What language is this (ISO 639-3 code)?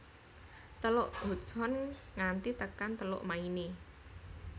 jav